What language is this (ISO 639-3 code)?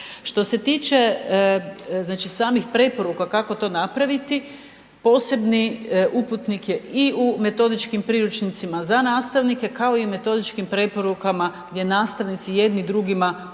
hrv